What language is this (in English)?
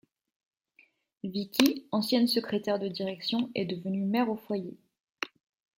French